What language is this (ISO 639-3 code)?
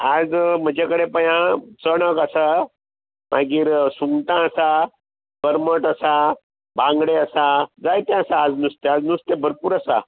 kok